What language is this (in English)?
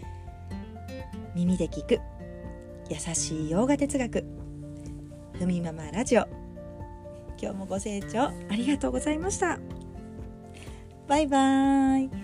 Japanese